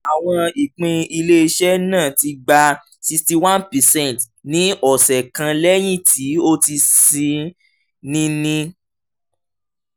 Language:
Yoruba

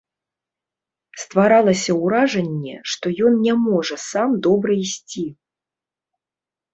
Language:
Belarusian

